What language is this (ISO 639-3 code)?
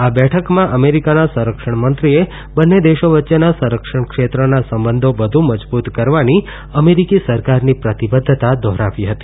guj